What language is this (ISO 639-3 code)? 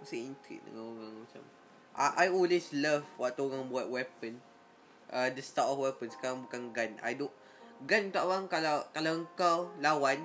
msa